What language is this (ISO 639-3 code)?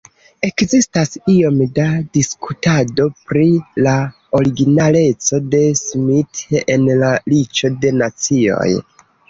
epo